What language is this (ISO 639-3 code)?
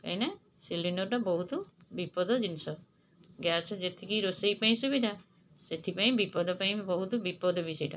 ori